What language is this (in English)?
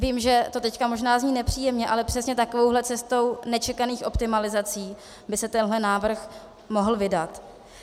Czech